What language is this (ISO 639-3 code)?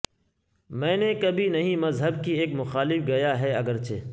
urd